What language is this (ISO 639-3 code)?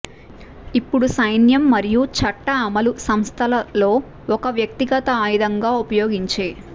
tel